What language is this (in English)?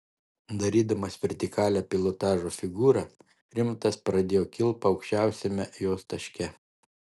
Lithuanian